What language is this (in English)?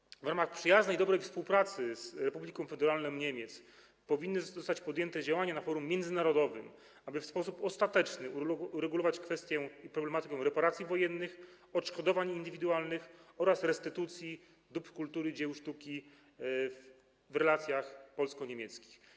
Polish